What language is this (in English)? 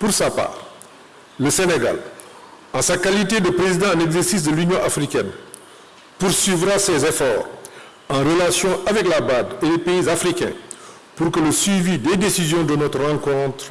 French